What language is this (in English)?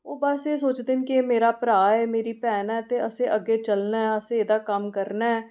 Dogri